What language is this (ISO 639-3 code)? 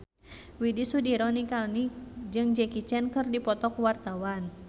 sun